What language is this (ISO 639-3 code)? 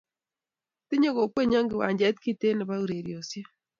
kln